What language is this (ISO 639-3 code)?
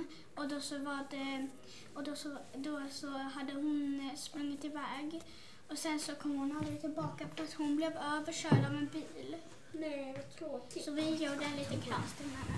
swe